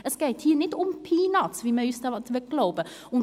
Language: Swiss German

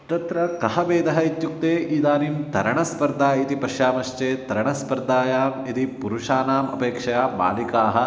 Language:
Sanskrit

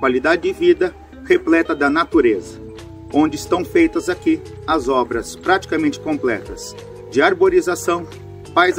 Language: Portuguese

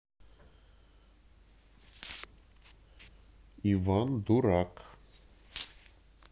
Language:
Russian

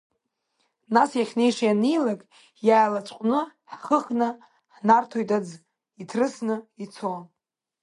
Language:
Abkhazian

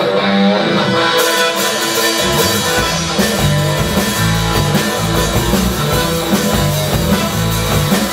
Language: Czech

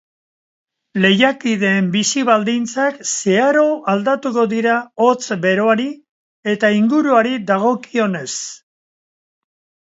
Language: Basque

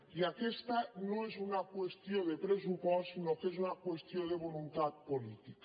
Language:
Catalan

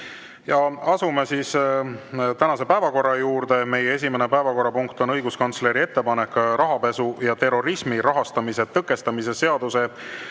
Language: Estonian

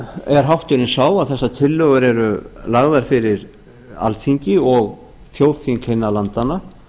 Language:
Icelandic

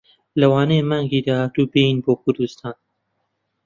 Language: Central Kurdish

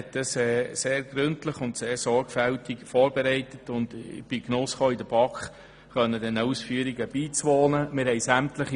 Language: Swiss German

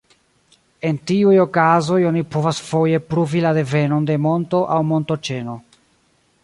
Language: Esperanto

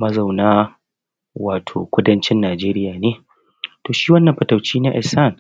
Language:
Hausa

